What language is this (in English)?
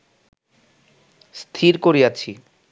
Bangla